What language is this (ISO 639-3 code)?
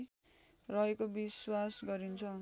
nep